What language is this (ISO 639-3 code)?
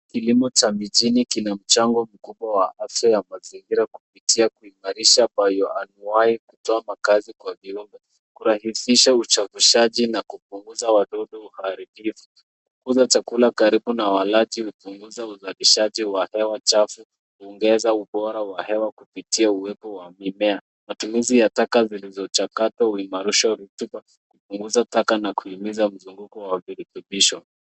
swa